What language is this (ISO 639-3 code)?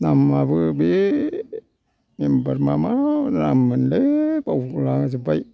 brx